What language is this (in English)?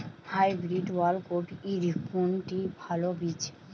Bangla